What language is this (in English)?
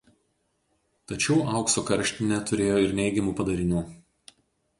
Lithuanian